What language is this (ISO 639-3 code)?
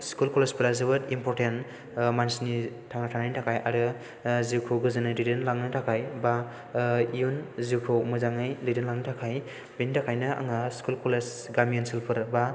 brx